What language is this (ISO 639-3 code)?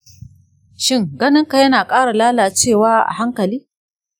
hau